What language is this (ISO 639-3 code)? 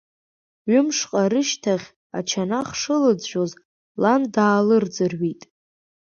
abk